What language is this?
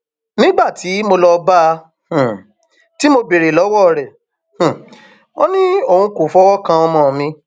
Yoruba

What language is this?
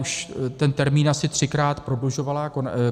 Czech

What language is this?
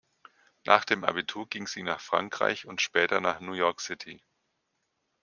German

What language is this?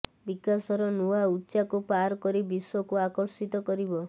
Odia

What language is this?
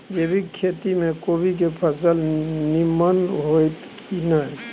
Maithili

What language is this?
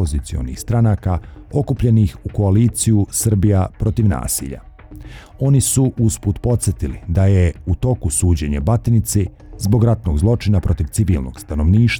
Croatian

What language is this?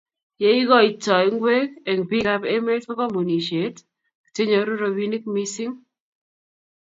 Kalenjin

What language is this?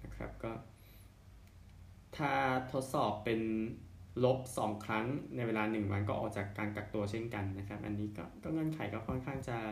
Thai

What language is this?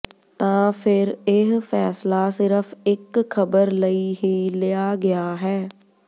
Punjabi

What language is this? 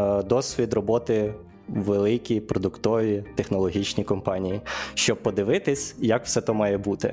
Ukrainian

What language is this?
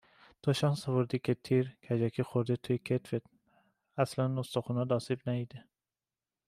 Persian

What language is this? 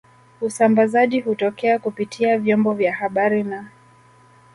Swahili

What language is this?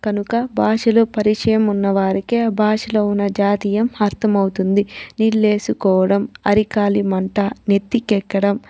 Telugu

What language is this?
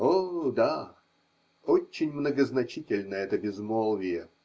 Russian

